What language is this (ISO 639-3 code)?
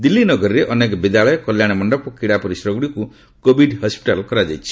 ori